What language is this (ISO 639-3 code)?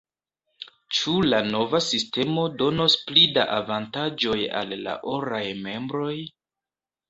epo